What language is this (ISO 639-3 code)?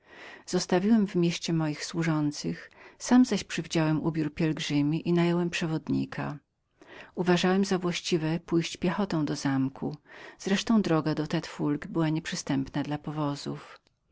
pol